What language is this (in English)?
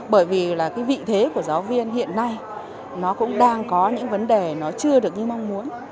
Vietnamese